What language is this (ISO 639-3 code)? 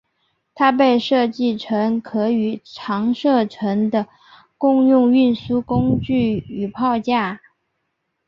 zho